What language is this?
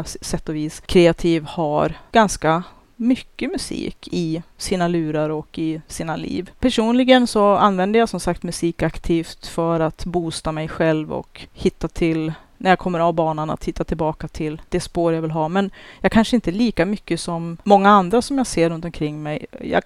Swedish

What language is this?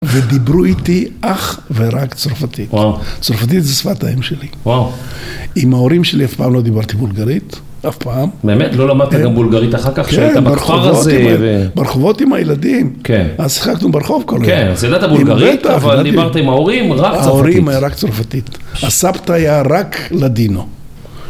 Hebrew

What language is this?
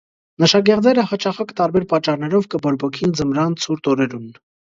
Armenian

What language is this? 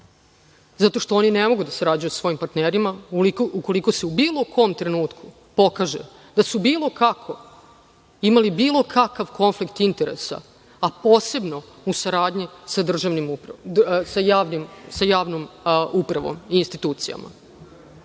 Serbian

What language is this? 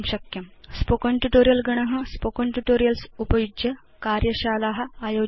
Sanskrit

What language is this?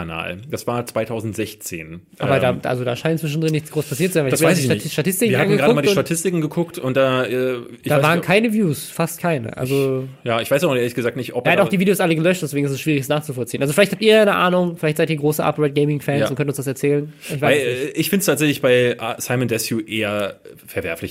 German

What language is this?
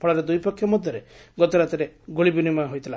Odia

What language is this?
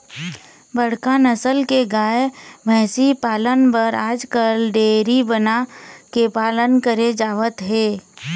Chhattisgarhi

